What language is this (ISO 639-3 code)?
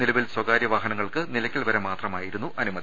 mal